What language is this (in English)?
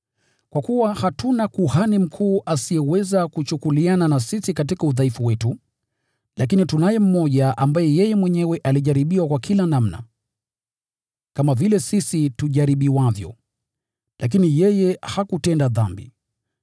Swahili